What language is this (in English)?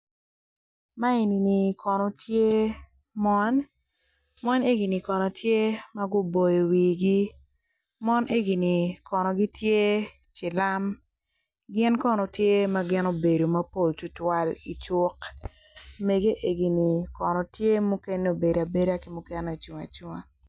Acoli